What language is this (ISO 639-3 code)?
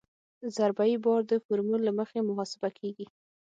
pus